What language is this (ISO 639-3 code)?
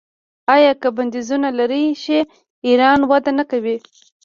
pus